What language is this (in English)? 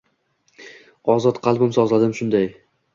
Uzbek